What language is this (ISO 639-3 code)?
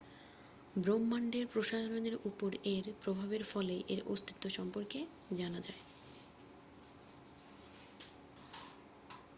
ben